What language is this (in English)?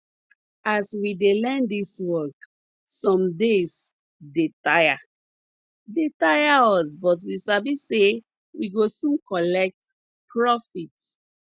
Nigerian Pidgin